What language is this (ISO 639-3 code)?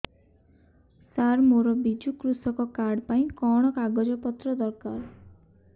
ori